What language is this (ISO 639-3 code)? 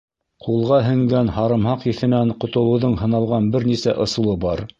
bak